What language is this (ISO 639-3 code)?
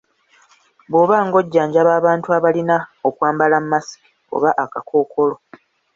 lug